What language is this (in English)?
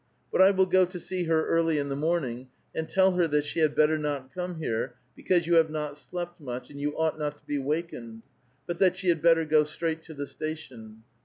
English